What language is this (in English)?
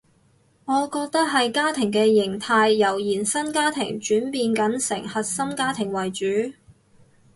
Cantonese